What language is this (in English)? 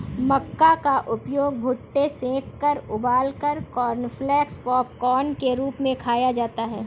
Hindi